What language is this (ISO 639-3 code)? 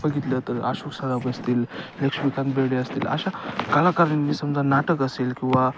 mar